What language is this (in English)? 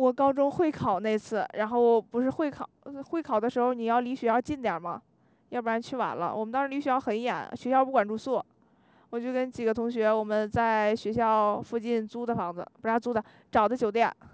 Chinese